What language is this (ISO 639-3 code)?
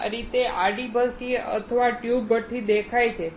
guj